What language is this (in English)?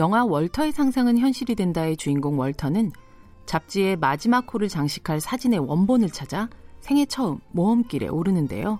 Korean